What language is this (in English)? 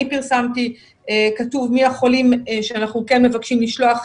Hebrew